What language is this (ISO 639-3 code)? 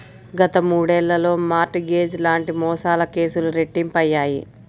tel